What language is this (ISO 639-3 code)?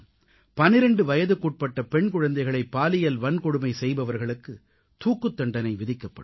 tam